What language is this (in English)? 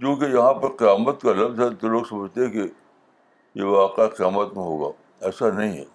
Urdu